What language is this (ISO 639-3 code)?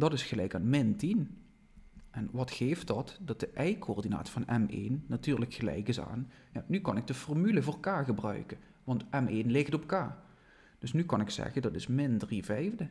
nld